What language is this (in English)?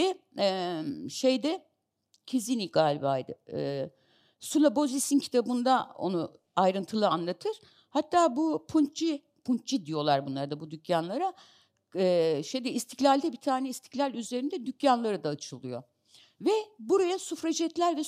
Turkish